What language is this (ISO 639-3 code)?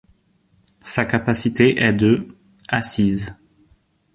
fra